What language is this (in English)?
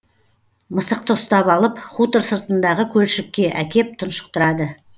Kazakh